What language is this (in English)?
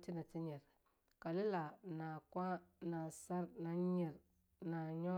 Longuda